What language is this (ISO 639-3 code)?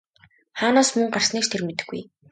mon